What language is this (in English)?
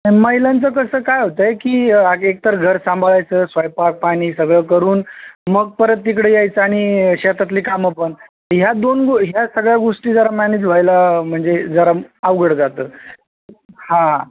Marathi